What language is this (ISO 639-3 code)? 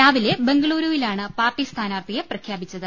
mal